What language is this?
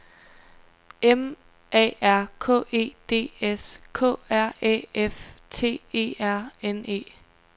Danish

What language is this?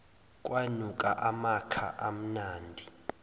Zulu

